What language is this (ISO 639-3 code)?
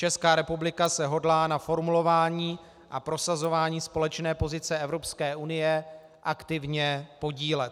ces